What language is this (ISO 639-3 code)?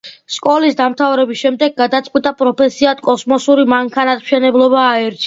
kat